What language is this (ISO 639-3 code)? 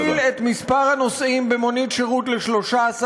heb